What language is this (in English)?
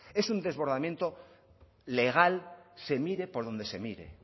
Spanish